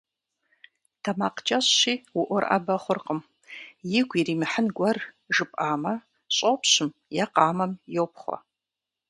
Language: Kabardian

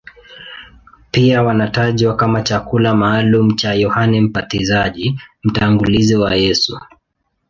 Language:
Swahili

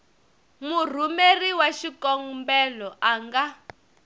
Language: Tsonga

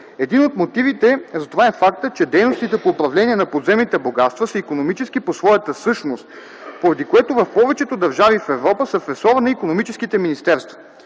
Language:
Bulgarian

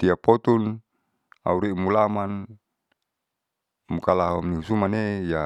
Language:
Saleman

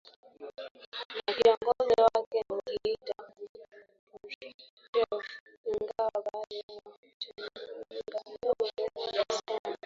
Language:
Swahili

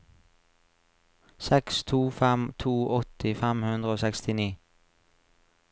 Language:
Norwegian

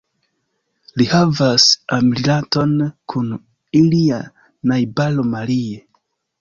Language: Esperanto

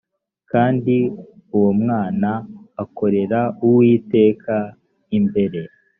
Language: Kinyarwanda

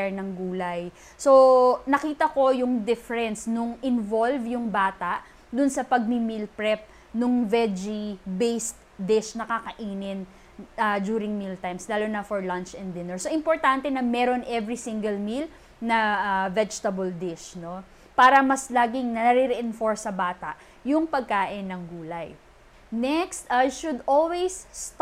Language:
Filipino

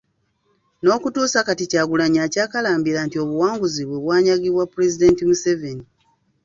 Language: Ganda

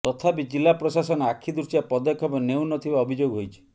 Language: Odia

